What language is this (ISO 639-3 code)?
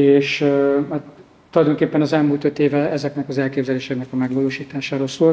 hun